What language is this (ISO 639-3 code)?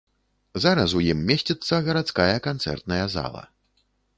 bel